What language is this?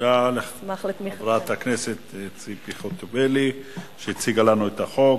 Hebrew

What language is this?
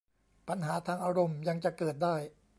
Thai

